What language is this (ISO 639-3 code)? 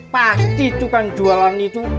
ind